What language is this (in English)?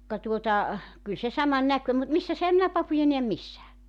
Finnish